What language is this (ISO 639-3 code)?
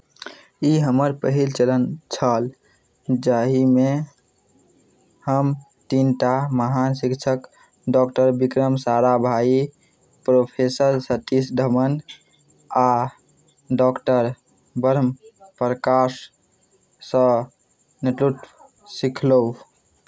mai